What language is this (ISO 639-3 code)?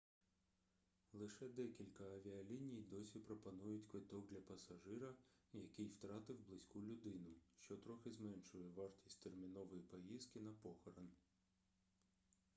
ukr